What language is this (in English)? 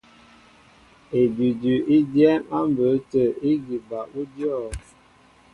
Mbo (Cameroon)